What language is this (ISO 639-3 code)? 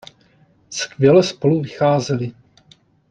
ces